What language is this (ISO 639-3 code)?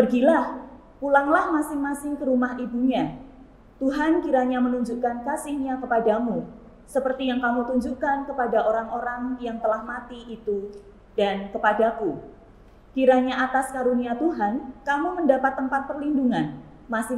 ind